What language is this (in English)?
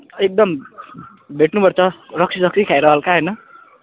Nepali